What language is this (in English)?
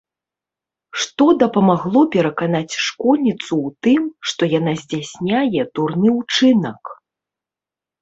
Belarusian